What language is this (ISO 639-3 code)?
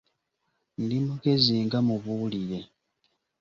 lug